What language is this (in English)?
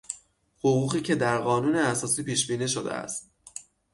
Persian